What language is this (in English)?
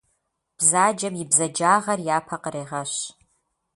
Kabardian